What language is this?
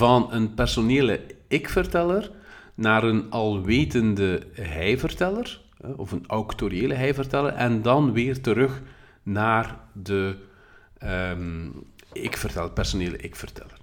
Dutch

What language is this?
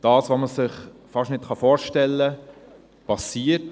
Swiss German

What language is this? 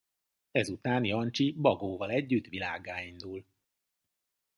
Hungarian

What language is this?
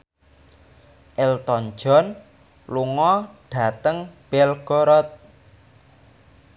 Javanese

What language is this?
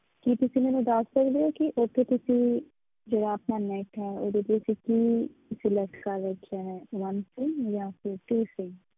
Punjabi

